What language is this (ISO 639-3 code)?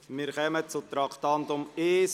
gsw